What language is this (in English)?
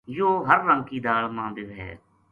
Gujari